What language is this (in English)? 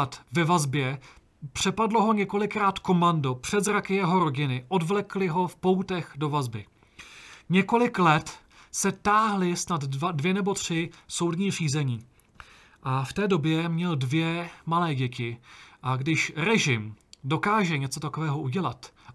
Czech